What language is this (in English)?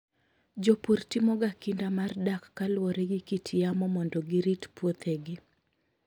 Luo (Kenya and Tanzania)